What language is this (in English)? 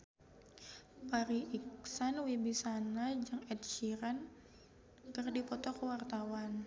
Sundanese